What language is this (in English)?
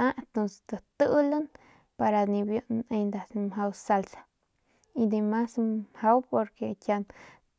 Northern Pame